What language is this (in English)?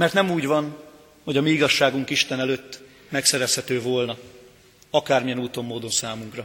Hungarian